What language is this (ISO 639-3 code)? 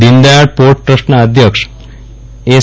guj